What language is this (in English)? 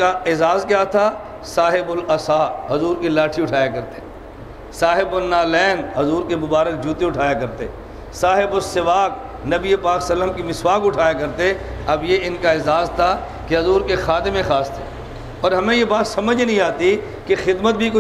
Hindi